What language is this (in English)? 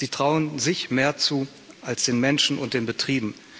German